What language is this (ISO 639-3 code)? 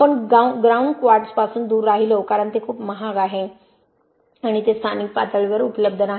mar